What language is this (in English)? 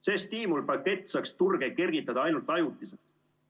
Estonian